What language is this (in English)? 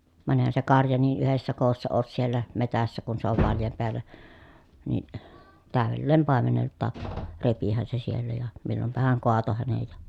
Finnish